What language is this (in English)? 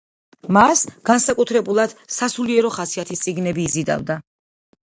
Georgian